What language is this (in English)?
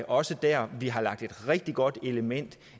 Danish